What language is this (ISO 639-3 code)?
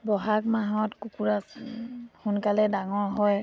asm